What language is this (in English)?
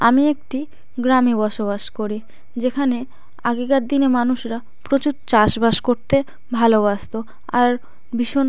Bangla